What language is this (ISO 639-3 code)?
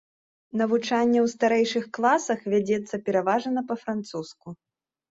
bel